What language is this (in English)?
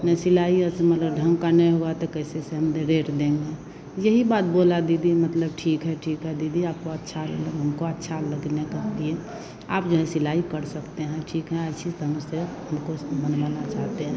Hindi